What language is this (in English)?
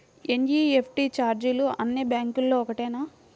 Telugu